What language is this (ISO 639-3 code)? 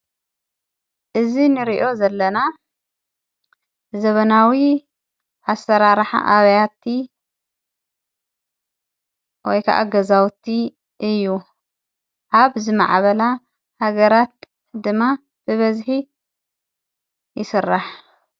tir